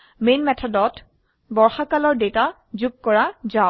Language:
Assamese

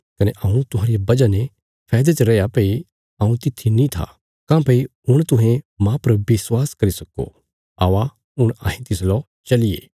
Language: Bilaspuri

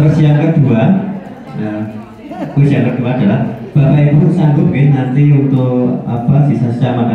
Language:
Indonesian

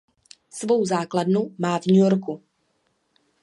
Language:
Czech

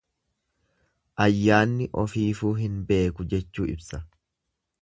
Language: Oromo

